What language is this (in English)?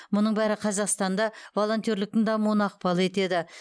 Kazakh